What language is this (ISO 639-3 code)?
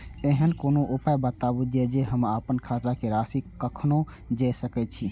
mai